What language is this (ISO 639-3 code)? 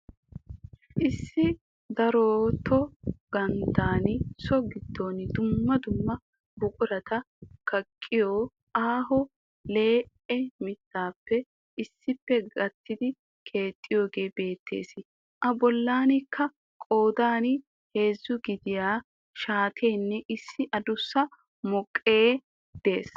wal